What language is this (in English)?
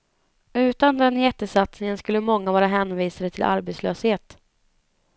Swedish